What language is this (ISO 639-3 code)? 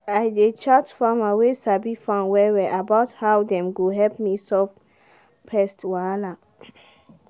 pcm